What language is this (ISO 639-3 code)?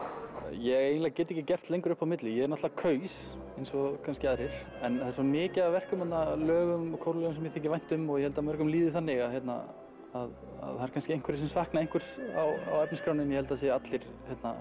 isl